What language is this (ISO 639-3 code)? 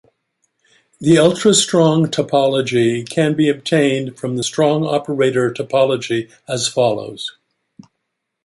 eng